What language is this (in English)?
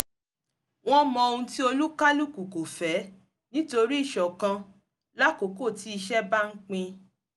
Yoruba